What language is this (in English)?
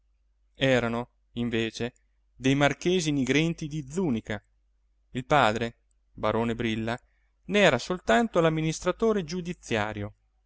Italian